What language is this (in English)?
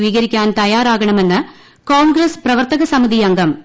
Malayalam